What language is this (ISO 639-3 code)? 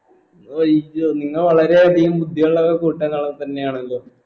mal